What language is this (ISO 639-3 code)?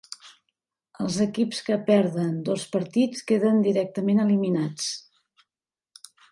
cat